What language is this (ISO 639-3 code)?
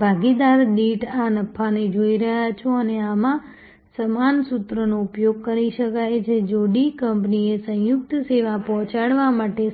guj